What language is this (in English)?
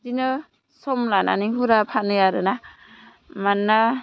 Bodo